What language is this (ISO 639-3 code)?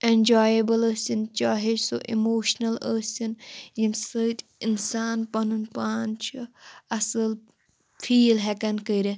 kas